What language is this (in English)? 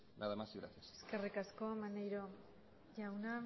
Basque